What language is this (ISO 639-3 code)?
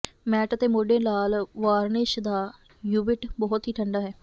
pan